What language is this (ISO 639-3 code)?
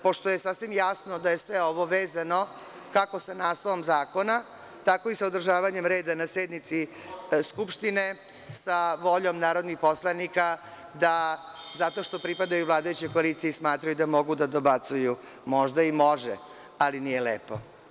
srp